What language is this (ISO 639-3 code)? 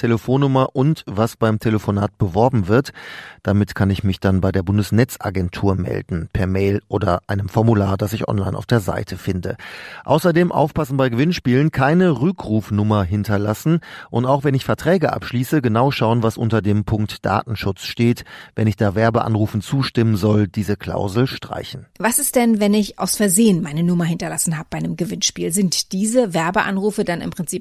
deu